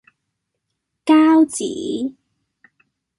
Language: Cantonese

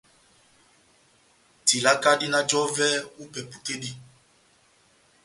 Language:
Batanga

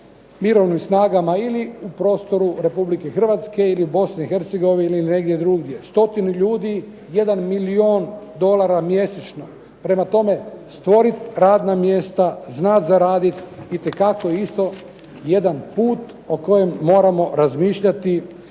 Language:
Croatian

